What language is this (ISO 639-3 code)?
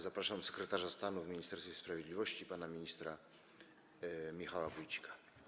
pol